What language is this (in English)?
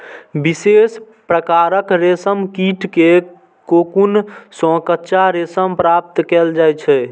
Maithili